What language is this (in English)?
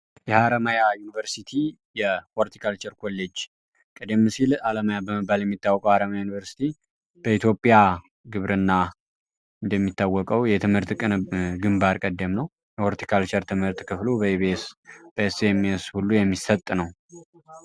Amharic